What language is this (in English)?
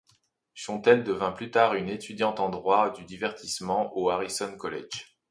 French